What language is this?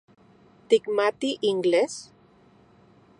Central Puebla Nahuatl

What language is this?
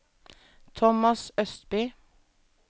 Norwegian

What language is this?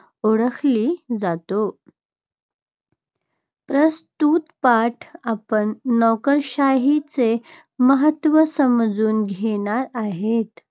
Marathi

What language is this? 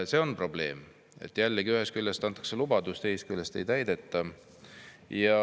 Estonian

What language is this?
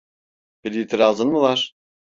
Turkish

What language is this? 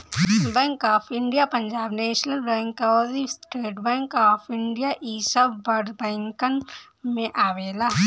Bhojpuri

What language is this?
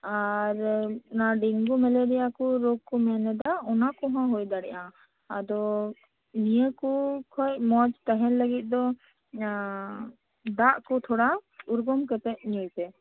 Santali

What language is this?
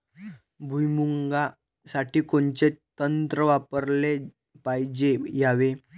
Marathi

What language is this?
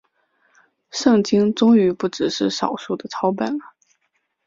Chinese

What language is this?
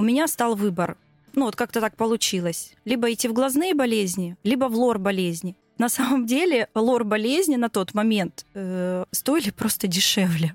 Russian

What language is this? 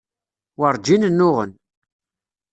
Kabyle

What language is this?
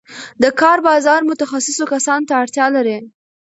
Pashto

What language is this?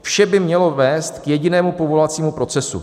Czech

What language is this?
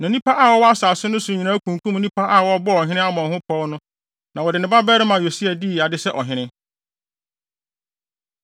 Akan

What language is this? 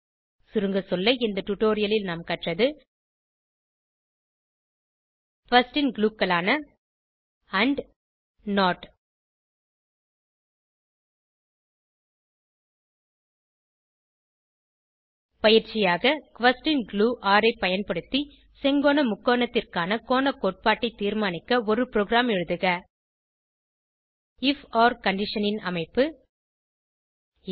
Tamil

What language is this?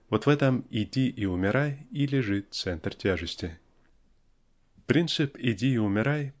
Russian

